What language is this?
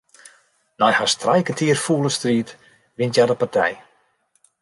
Western Frisian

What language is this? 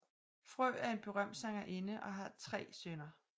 Danish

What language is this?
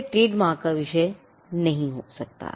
Hindi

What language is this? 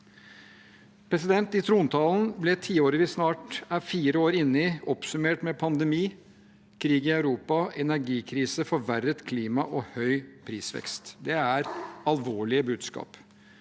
Norwegian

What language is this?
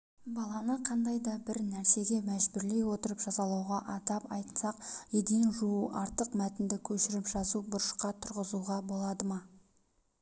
Kazakh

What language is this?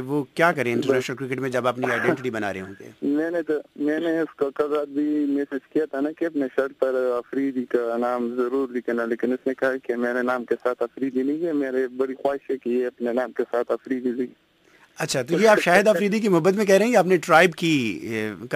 Urdu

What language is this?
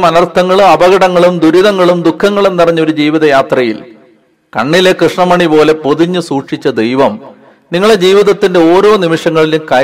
Malayalam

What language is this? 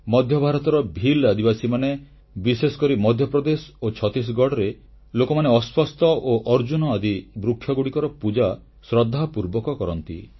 Odia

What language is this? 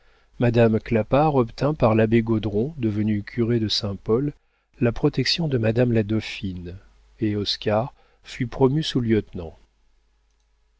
French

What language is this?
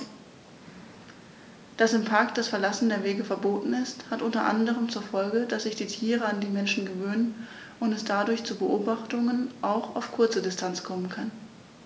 German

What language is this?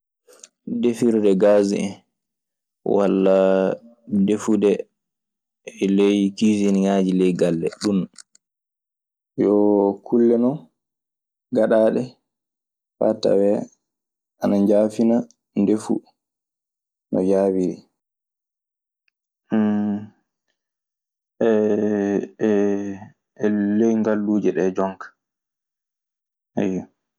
Maasina Fulfulde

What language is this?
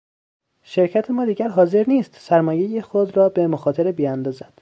Persian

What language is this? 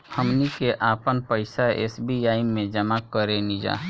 Bhojpuri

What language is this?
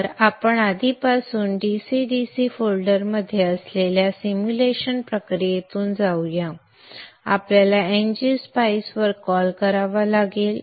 Marathi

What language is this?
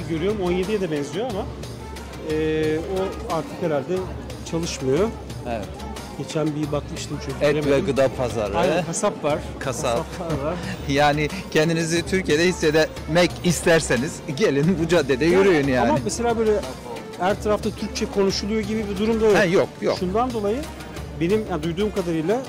Turkish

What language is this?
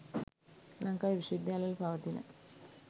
Sinhala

